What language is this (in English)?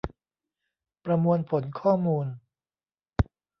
Thai